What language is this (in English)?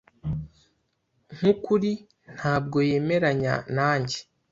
Kinyarwanda